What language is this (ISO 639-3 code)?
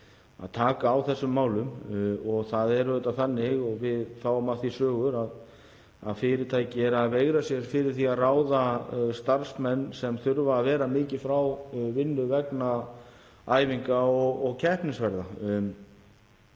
isl